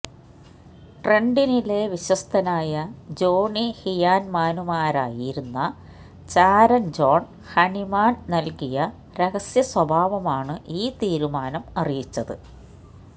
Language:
Malayalam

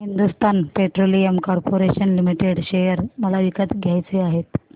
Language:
Marathi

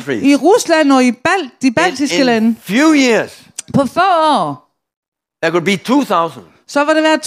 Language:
Danish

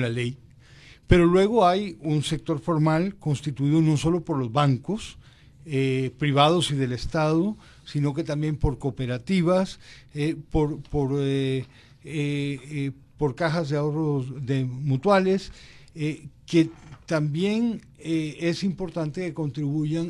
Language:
Spanish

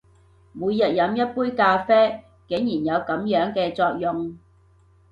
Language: Cantonese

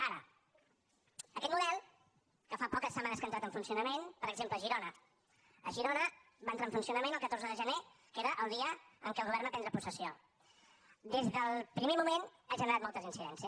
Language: Catalan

